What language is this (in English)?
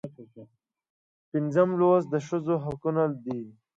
Pashto